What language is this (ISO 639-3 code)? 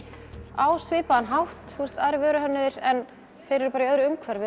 isl